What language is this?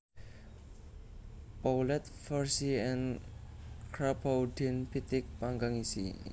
Javanese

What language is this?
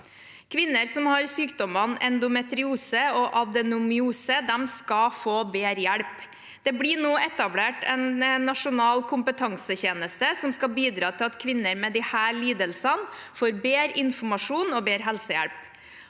Norwegian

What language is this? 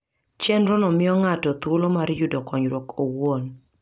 Luo (Kenya and Tanzania)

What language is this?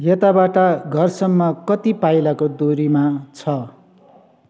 Nepali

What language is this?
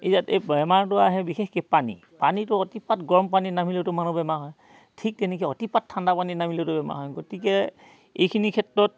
Assamese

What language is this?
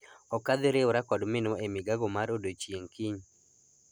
Luo (Kenya and Tanzania)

